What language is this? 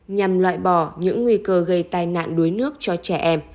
Vietnamese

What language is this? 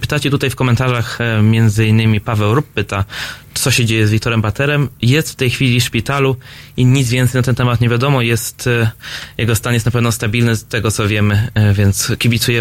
Polish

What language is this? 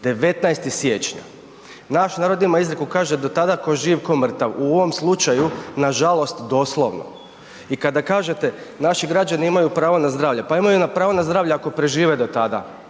Croatian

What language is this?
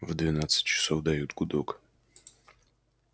Russian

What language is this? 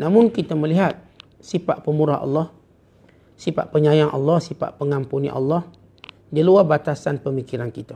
Malay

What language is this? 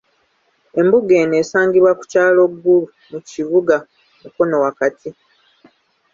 Ganda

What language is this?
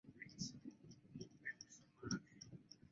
Chinese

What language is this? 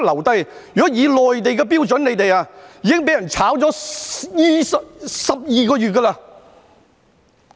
Cantonese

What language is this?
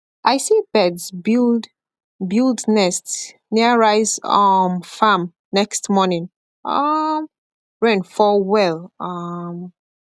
Nigerian Pidgin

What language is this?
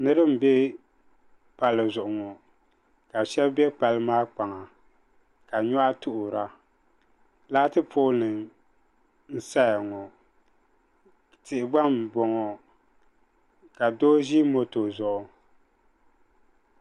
Dagbani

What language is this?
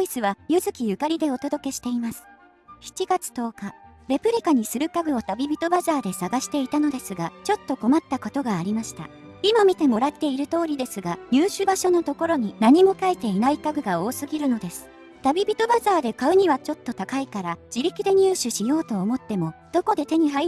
Japanese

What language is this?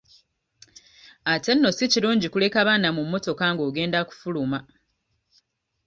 Ganda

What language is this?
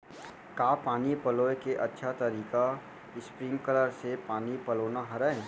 Chhattisgarhi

